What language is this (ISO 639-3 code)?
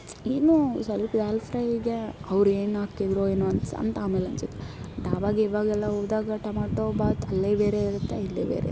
kan